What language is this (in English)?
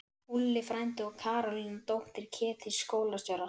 Icelandic